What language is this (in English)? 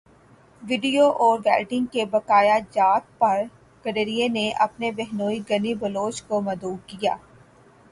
Urdu